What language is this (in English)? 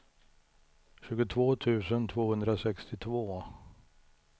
Swedish